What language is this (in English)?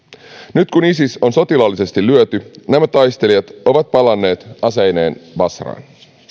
Finnish